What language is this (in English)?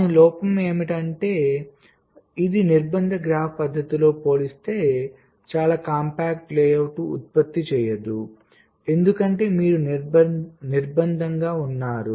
Telugu